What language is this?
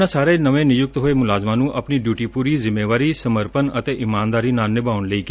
Punjabi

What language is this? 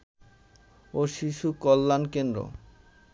Bangla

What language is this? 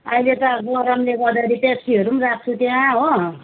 Nepali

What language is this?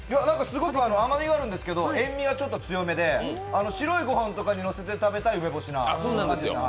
Japanese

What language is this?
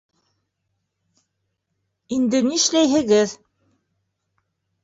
Bashkir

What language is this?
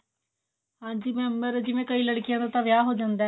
Punjabi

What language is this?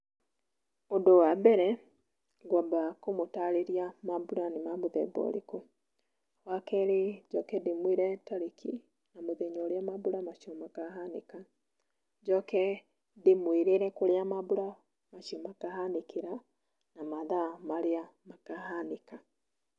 Kikuyu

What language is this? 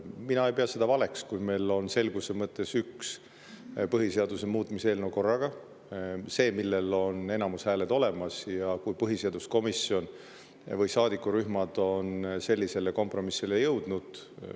Estonian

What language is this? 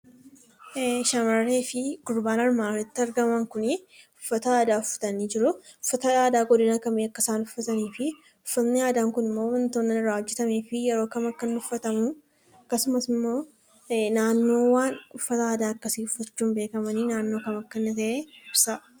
Oromo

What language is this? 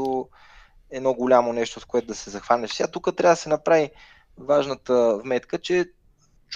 Bulgarian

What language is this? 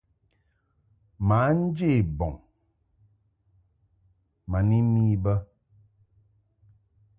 Mungaka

